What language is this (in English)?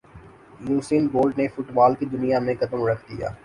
Urdu